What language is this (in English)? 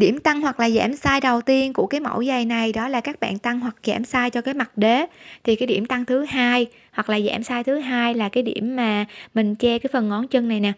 Vietnamese